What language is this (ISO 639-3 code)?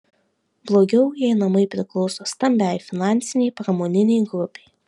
lit